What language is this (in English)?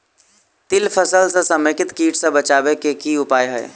Maithili